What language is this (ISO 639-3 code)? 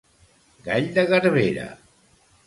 cat